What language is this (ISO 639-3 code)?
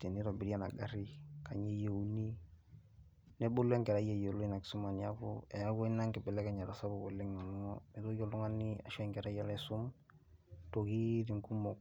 mas